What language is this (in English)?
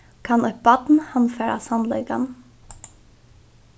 Faroese